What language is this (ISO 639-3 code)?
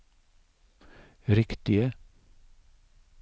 nor